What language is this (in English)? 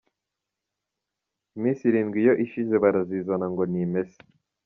Kinyarwanda